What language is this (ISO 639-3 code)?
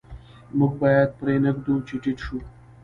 pus